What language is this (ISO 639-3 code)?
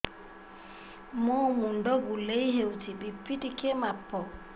ori